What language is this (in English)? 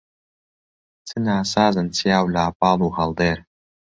Central Kurdish